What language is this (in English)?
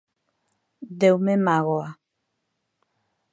Galician